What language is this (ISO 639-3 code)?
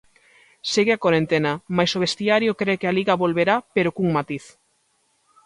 glg